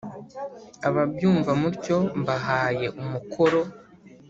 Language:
Kinyarwanda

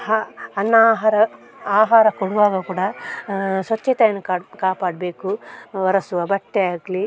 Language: Kannada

